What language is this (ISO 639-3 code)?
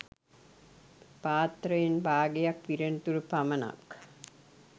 sin